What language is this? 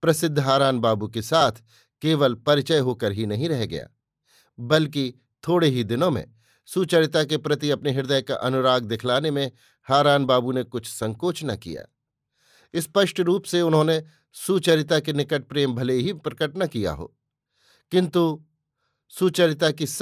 Hindi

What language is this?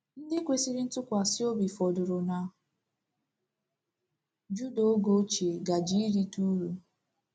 Igbo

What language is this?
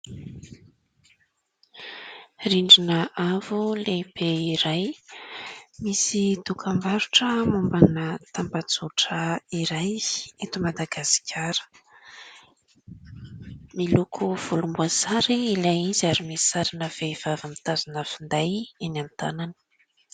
Malagasy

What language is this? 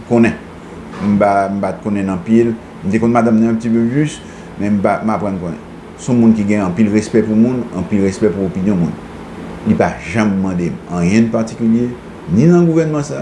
French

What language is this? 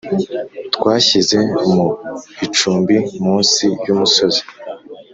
Kinyarwanda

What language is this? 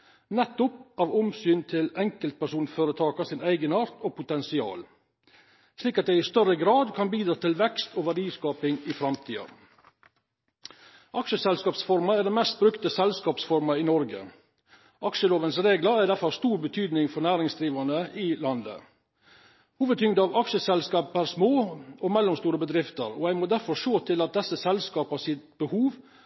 Norwegian Nynorsk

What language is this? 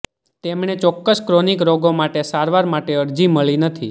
Gujarati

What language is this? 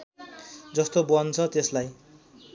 Nepali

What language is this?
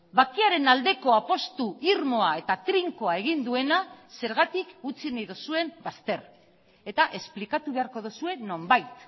Basque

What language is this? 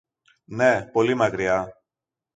Greek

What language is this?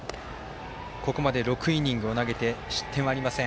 Japanese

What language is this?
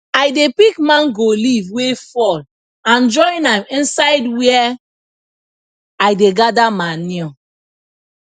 Nigerian Pidgin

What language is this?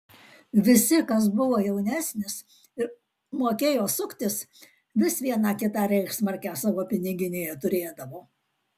Lithuanian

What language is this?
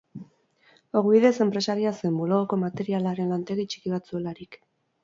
Basque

